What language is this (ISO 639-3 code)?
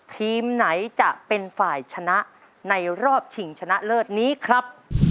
tha